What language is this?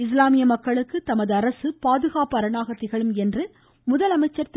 Tamil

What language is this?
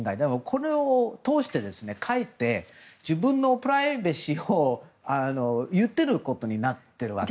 Japanese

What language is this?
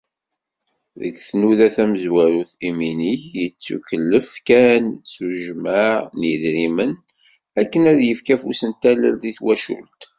Kabyle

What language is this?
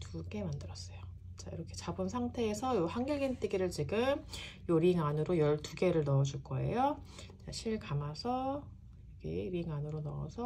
Korean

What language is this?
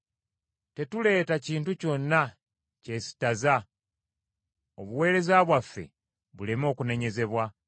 Ganda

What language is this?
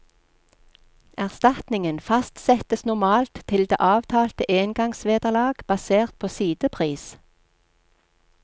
Norwegian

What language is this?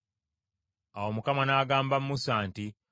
Ganda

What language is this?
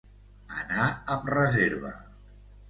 Catalan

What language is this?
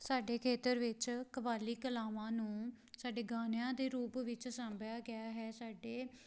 Punjabi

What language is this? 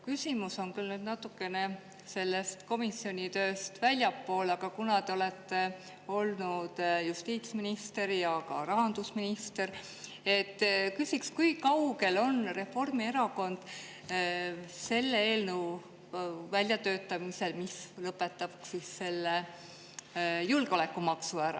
Estonian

